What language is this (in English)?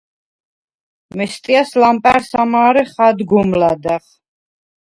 Svan